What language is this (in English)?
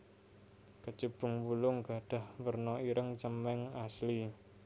Javanese